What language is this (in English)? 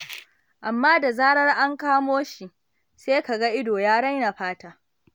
Hausa